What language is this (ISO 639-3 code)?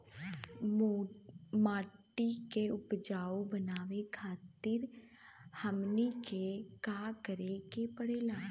bho